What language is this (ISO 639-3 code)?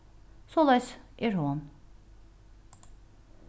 fao